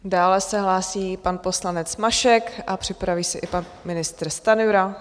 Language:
Czech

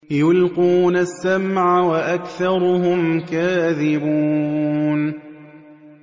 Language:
Arabic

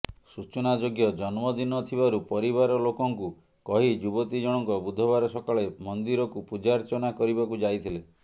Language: Odia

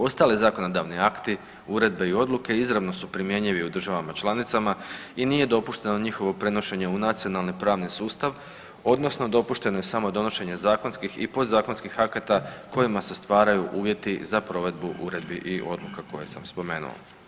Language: Croatian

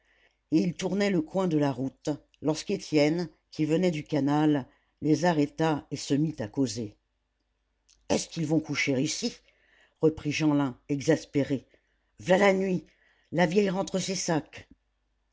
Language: French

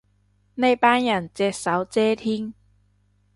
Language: Cantonese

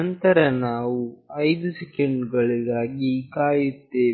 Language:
Kannada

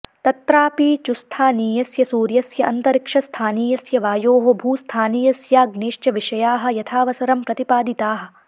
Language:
Sanskrit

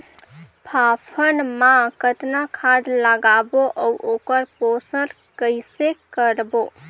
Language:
Chhattisgarhi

